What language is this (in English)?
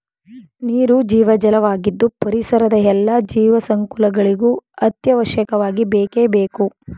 Kannada